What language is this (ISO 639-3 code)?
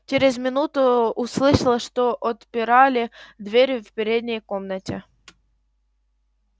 rus